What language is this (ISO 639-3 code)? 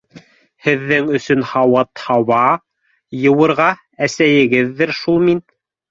bak